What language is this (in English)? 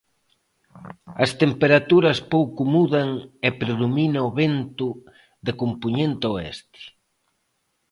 Galician